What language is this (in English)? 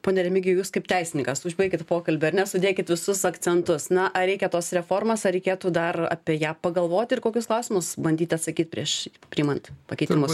Lithuanian